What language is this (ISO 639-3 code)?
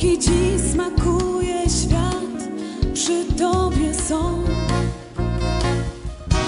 lav